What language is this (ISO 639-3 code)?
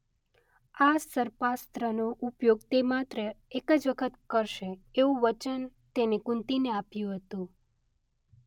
guj